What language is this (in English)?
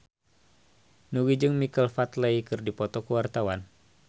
Sundanese